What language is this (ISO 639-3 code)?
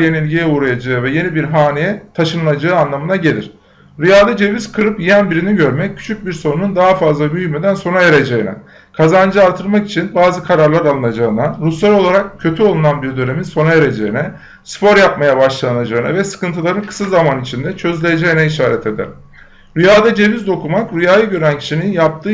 tur